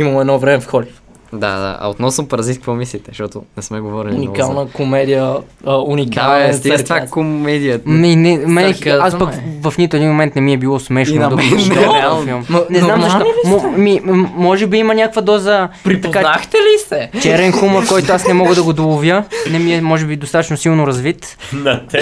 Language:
Bulgarian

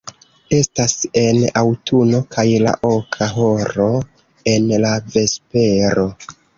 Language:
Esperanto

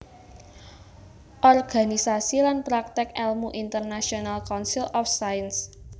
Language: Javanese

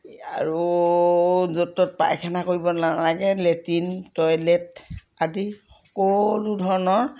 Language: Assamese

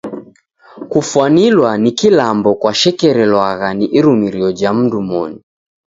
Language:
Taita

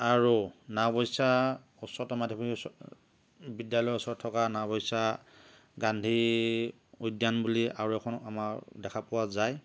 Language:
Assamese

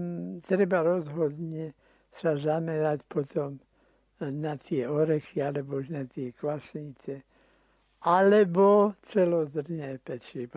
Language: Slovak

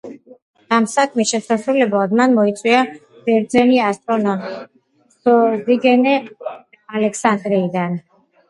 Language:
Georgian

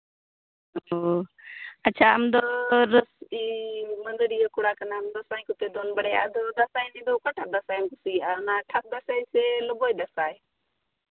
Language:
Santali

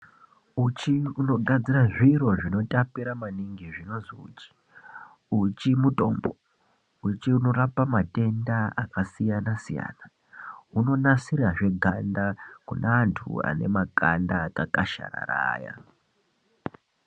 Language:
Ndau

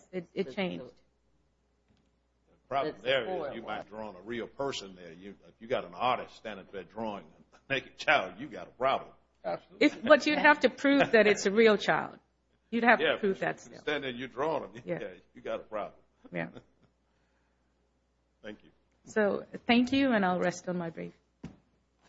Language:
English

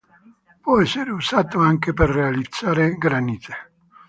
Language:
Italian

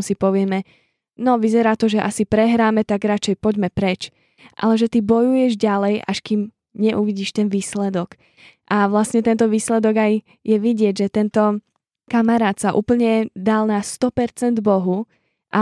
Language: Slovak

